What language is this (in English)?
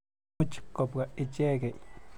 Kalenjin